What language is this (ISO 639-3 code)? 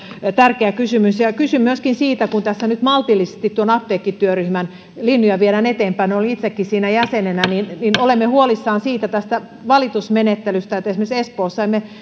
fin